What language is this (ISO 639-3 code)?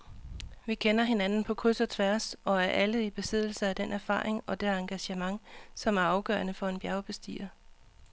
dan